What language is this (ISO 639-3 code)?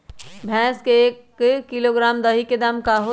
mag